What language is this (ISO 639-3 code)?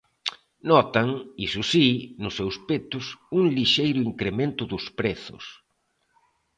glg